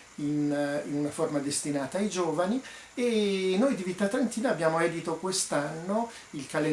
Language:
Italian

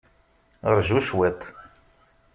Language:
Kabyle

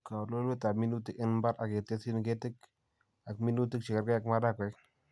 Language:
Kalenjin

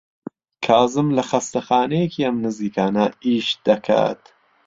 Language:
Central Kurdish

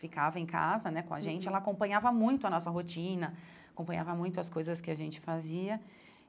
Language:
Portuguese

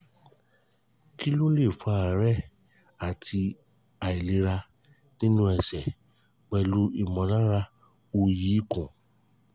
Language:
Yoruba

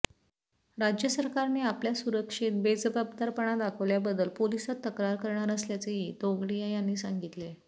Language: Marathi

